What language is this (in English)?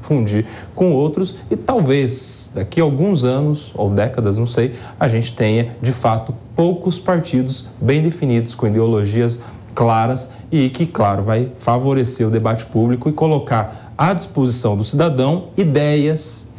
Portuguese